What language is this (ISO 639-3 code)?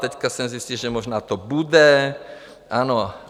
ces